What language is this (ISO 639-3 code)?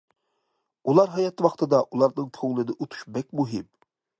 uig